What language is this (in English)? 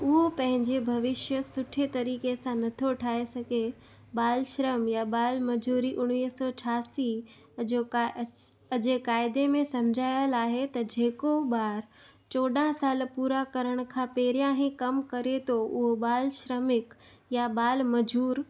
Sindhi